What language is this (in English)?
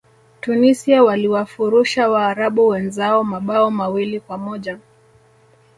Swahili